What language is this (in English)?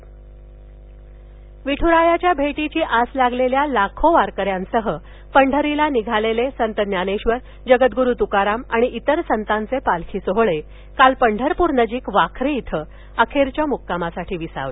Marathi